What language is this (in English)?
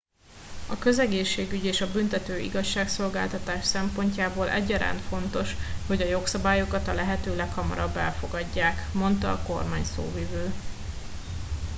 Hungarian